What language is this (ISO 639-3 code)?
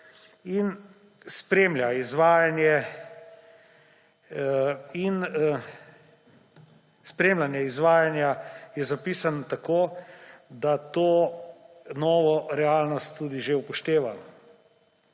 slv